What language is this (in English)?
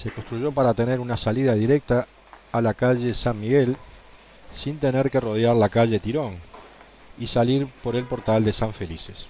Spanish